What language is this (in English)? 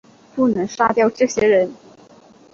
Chinese